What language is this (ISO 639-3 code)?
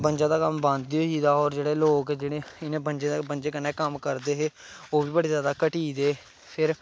doi